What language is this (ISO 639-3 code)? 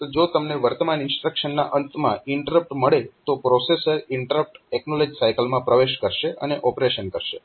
guj